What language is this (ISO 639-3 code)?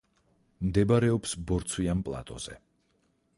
kat